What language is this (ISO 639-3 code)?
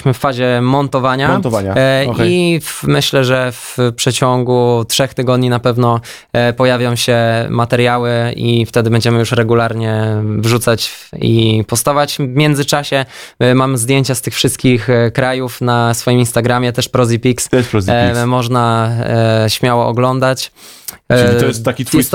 pol